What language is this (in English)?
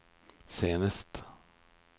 Norwegian